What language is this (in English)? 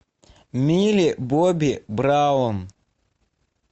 Russian